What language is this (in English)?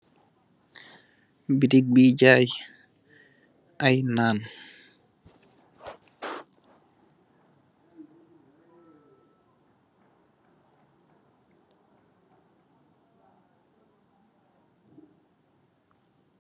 Wolof